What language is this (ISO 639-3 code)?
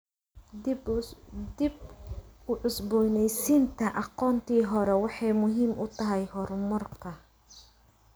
som